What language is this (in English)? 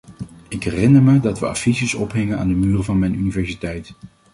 Dutch